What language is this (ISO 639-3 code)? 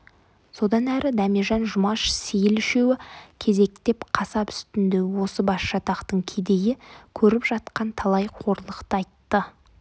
kaz